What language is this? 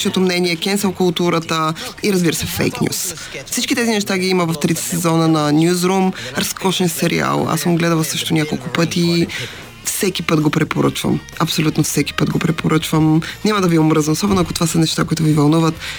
Bulgarian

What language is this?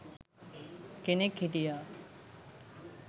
Sinhala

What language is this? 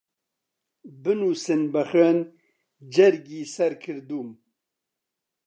Central Kurdish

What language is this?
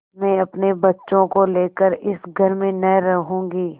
Hindi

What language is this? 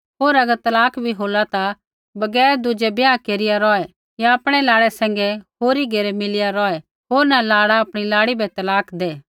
Kullu Pahari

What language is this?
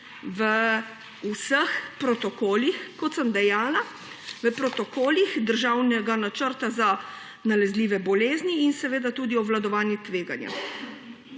Slovenian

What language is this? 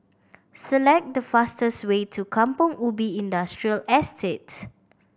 English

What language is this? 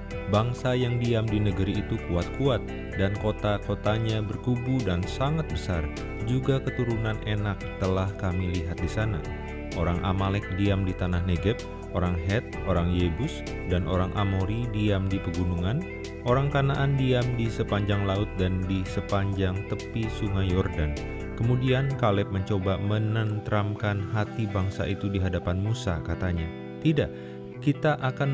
Indonesian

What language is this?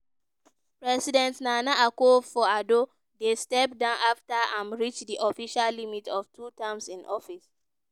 Nigerian Pidgin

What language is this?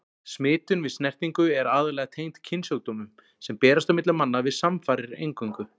Icelandic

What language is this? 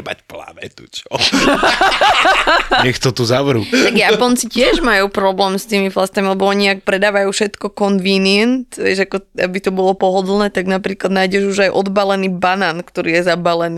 Slovak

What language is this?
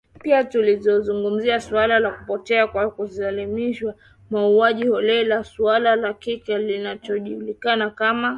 Swahili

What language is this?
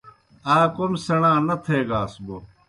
Kohistani Shina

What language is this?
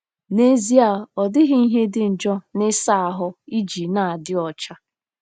Igbo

